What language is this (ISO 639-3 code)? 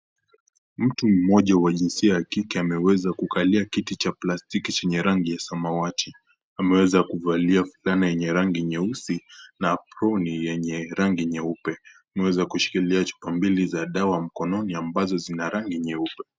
swa